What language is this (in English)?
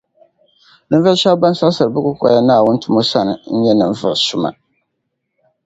Dagbani